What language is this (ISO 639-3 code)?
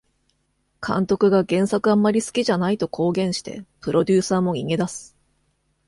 jpn